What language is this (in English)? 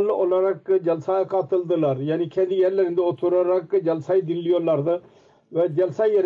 Turkish